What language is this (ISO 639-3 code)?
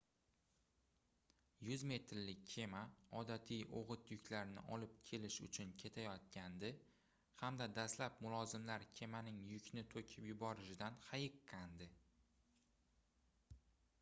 uzb